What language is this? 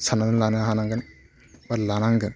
Bodo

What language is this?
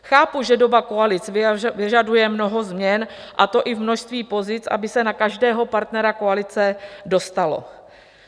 Czech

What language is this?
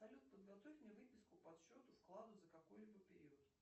Russian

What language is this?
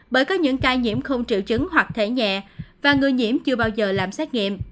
Vietnamese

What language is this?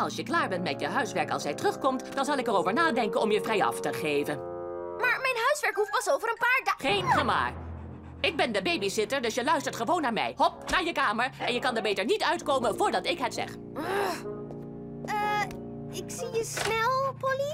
Dutch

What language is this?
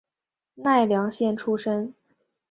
Chinese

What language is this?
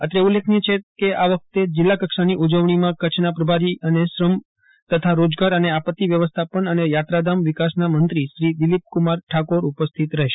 Gujarati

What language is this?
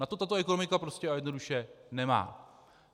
Czech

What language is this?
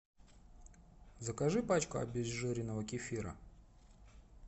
Russian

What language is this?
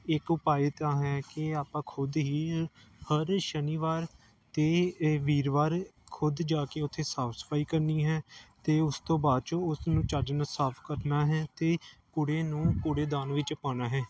Punjabi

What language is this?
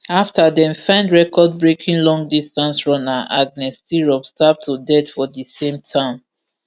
Nigerian Pidgin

